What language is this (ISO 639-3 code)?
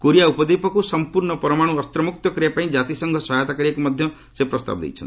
ori